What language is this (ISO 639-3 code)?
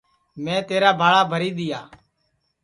ssi